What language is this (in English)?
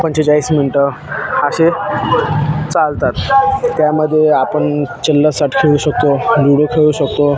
Marathi